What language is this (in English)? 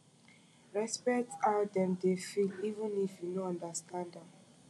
Nigerian Pidgin